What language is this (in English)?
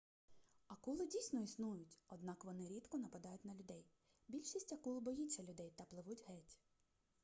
Ukrainian